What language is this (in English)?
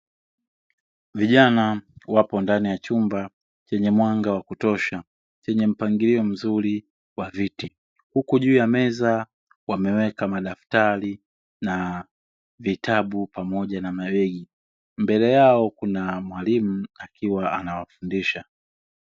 Swahili